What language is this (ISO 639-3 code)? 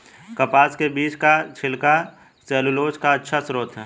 hin